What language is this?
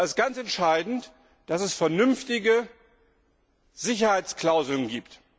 German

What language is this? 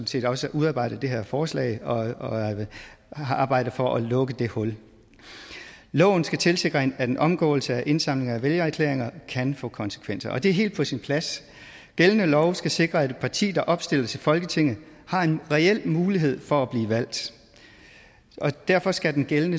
Danish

